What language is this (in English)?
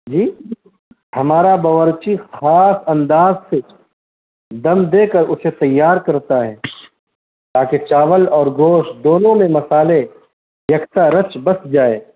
Urdu